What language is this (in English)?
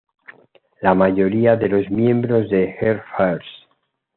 Spanish